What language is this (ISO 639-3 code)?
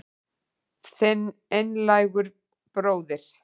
isl